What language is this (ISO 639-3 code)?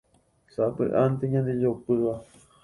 grn